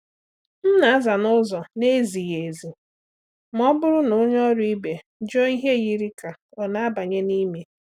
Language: Igbo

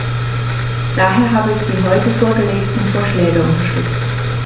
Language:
German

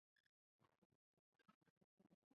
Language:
Chinese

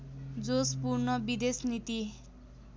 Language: Nepali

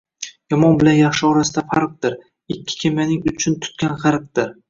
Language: Uzbek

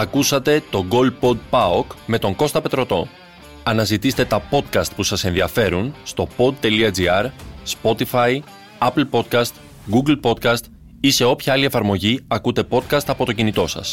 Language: Greek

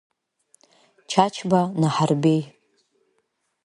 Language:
Abkhazian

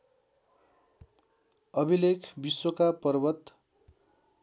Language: Nepali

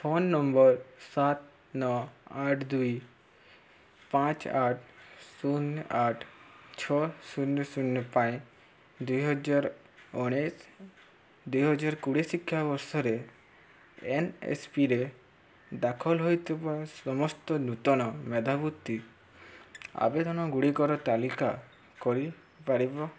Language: Odia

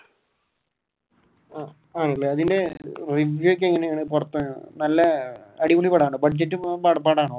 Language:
Malayalam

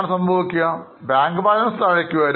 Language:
Malayalam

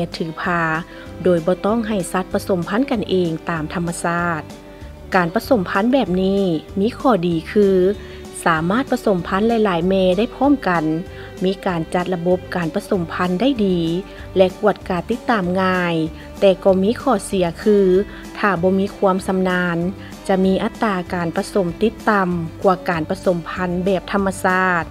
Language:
Thai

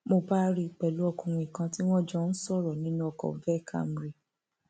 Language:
Yoruba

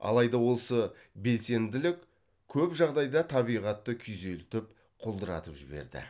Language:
Kazakh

